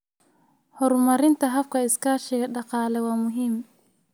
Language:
Somali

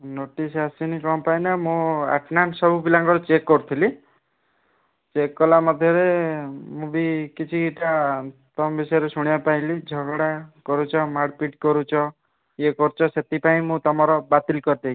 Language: Odia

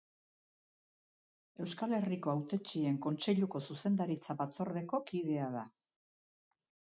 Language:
Basque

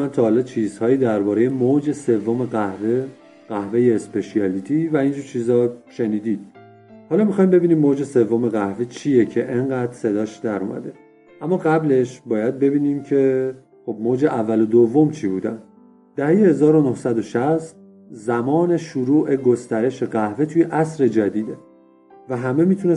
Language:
Persian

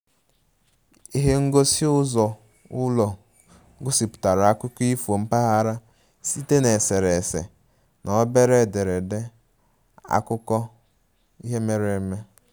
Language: Igbo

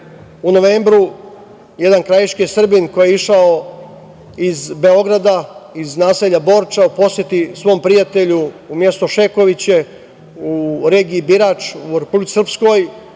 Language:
Serbian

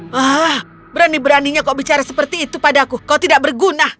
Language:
Indonesian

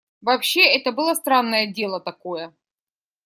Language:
Russian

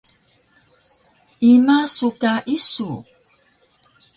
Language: Taroko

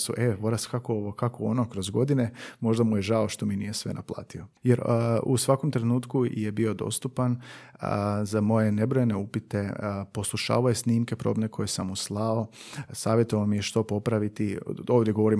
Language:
Croatian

